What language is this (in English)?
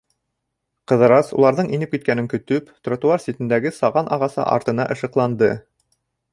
Bashkir